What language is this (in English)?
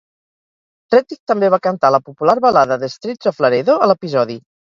Catalan